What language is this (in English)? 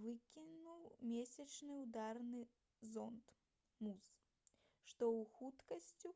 Belarusian